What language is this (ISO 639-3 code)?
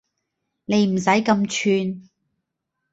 yue